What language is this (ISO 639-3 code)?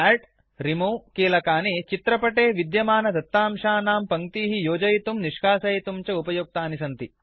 san